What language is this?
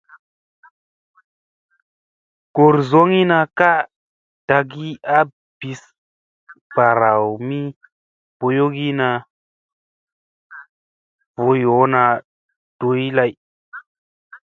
Musey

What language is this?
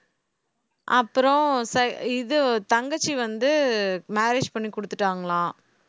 Tamil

